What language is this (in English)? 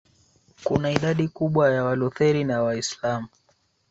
Swahili